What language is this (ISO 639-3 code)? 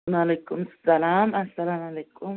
kas